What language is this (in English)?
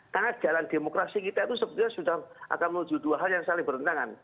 Indonesian